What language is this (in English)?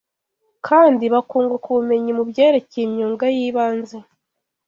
Kinyarwanda